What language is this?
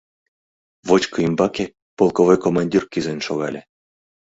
Mari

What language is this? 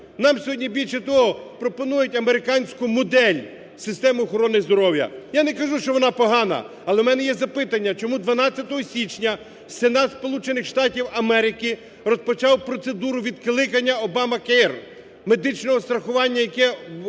Ukrainian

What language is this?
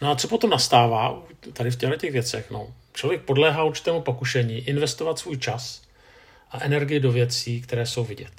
Czech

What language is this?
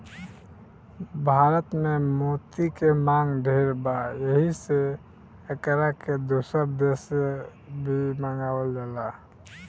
Bhojpuri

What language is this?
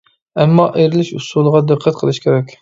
Uyghur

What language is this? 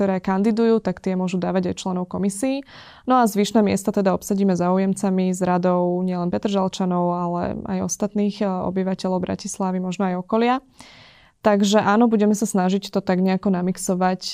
Slovak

